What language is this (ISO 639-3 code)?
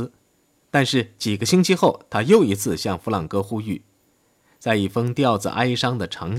zho